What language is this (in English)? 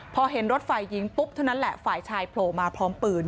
Thai